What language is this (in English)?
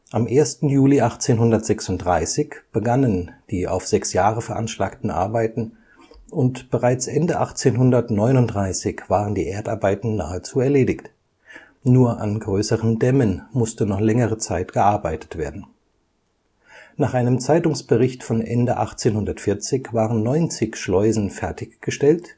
German